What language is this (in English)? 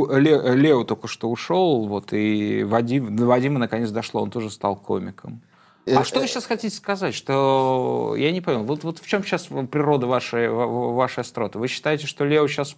Russian